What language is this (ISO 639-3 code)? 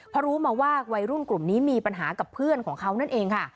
tha